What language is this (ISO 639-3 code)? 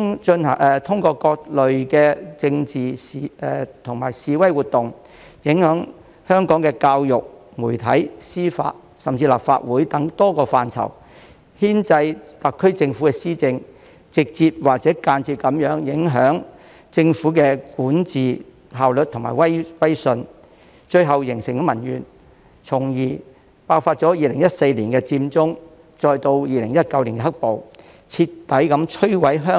yue